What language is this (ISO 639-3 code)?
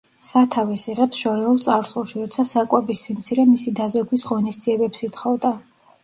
kat